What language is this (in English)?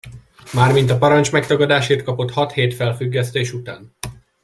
Hungarian